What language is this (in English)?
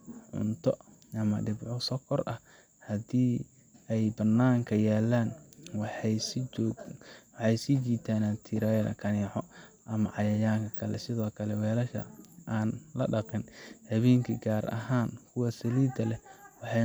Somali